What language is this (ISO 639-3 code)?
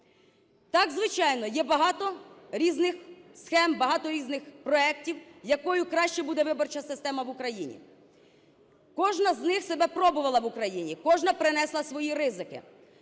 ukr